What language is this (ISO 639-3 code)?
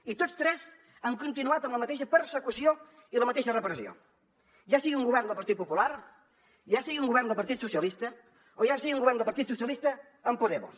cat